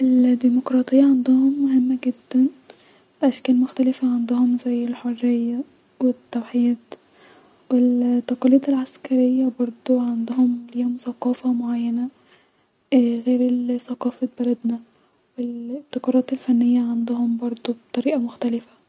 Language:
Egyptian Arabic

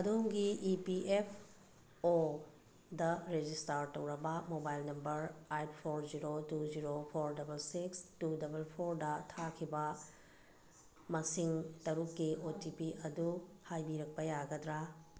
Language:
Manipuri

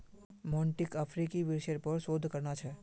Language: Magahi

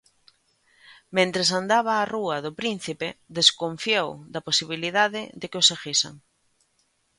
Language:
Galician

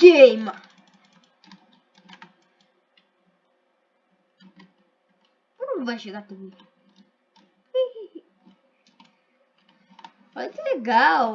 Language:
Portuguese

